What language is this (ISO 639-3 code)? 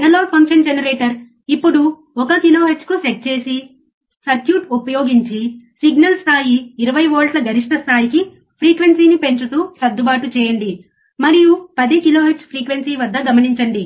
tel